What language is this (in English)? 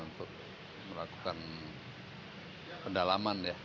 Indonesian